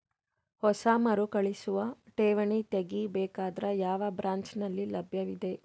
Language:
Kannada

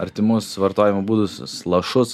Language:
Lithuanian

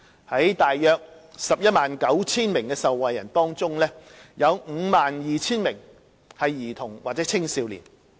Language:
Cantonese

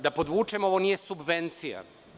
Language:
Serbian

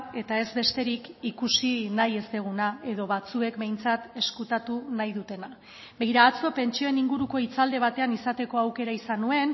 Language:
Basque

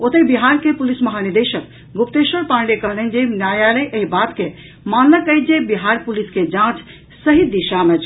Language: Maithili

